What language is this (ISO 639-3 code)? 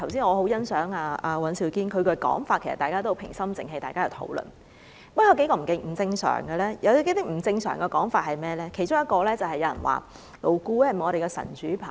yue